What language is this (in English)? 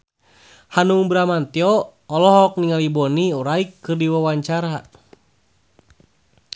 Sundanese